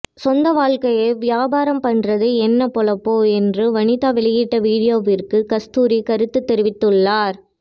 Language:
Tamil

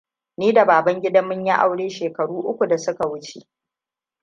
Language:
Hausa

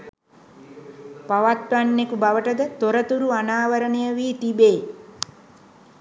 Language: Sinhala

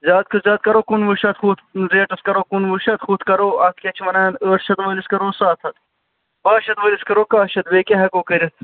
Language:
Kashmiri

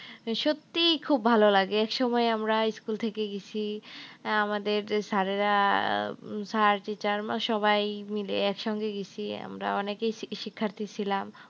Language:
Bangla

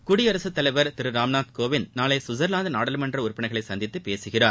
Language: Tamil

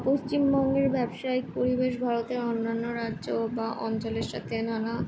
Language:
Bangla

